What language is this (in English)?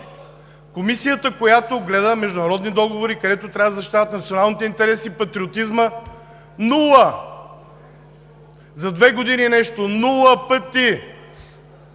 Bulgarian